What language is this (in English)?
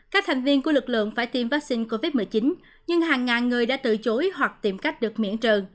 Vietnamese